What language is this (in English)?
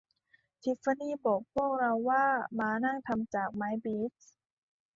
Thai